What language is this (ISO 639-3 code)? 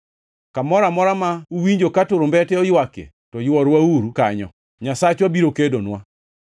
luo